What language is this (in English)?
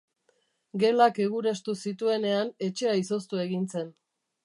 Basque